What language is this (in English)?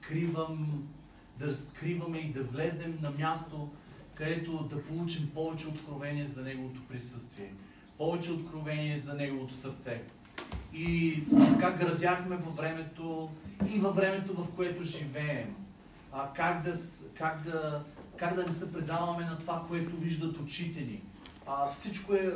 Bulgarian